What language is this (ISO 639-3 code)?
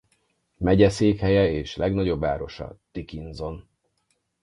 hun